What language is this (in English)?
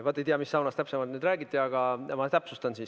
Estonian